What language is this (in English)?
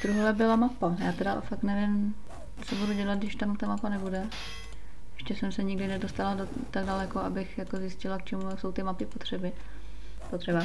Czech